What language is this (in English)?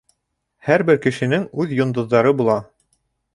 Bashkir